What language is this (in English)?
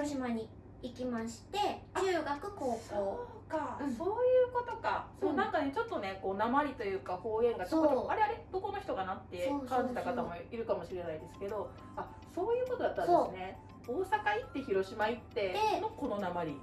Japanese